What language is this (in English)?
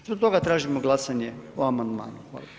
Croatian